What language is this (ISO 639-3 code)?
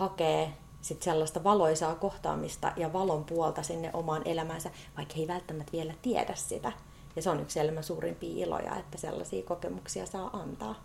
fin